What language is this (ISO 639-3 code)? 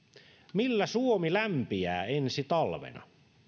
fin